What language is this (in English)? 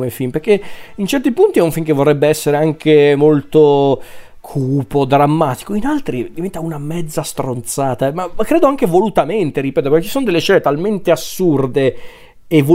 Italian